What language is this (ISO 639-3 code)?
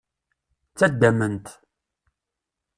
kab